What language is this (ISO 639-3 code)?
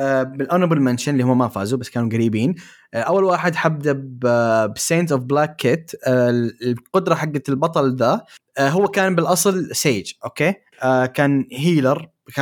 ara